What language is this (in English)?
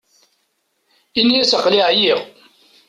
Kabyle